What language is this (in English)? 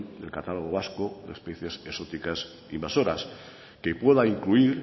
Spanish